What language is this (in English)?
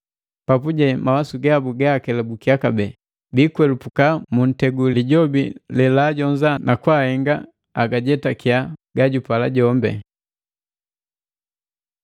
Matengo